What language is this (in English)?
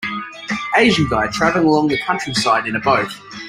English